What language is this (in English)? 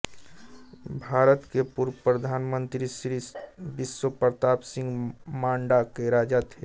Hindi